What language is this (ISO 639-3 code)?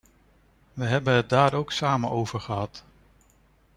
nld